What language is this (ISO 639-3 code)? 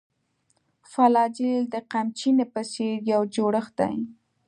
pus